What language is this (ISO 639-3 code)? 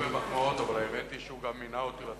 heb